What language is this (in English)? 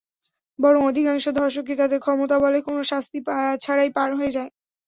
Bangla